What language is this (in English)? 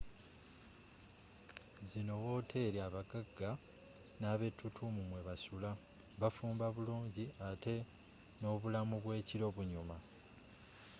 Ganda